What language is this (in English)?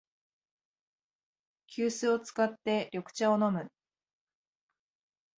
Japanese